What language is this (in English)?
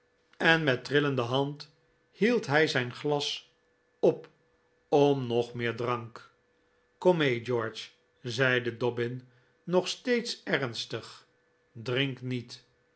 Dutch